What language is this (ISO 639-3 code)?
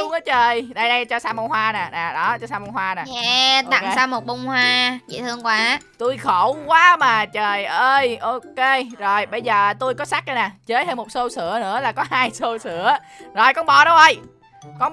vie